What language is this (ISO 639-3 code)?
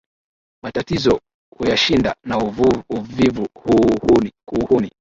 swa